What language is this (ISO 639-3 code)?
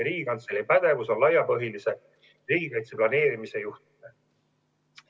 est